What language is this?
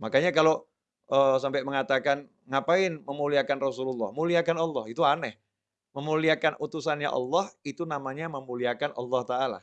Indonesian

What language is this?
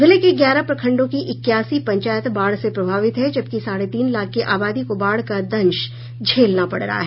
Hindi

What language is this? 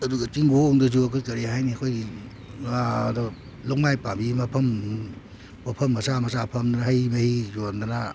Manipuri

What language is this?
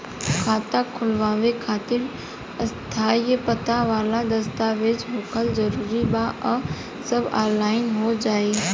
Bhojpuri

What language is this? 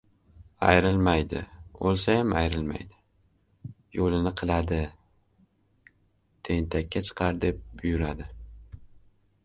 Uzbek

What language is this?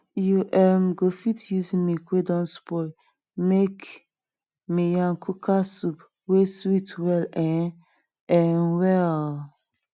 Nigerian Pidgin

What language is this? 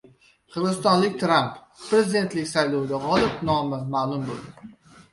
Uzbek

